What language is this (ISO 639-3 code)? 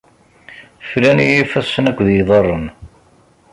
kab